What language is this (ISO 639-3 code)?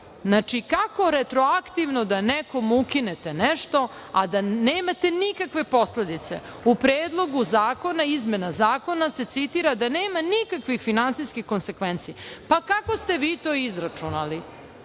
srp